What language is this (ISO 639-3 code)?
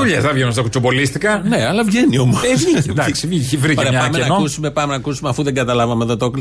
ell